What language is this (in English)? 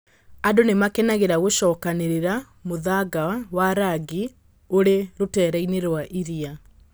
Kikuyu